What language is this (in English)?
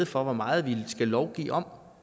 Danish